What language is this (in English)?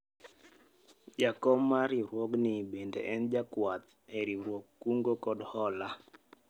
Luo (Kenya and Tanzania)